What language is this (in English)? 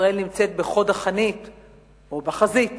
Hebrew